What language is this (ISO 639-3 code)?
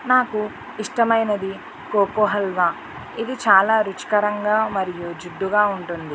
tel